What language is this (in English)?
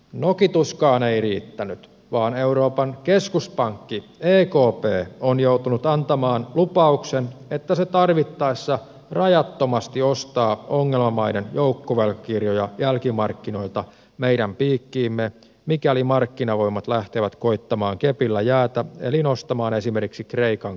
Finnish